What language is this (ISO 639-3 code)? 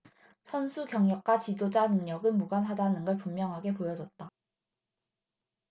kor